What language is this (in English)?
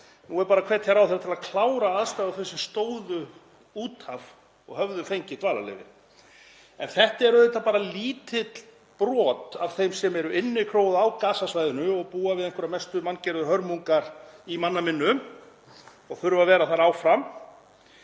Icelandic